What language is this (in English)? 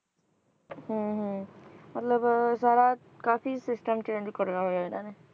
Punjabi